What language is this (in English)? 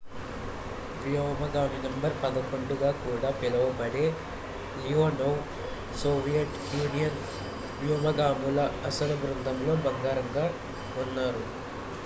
Telugu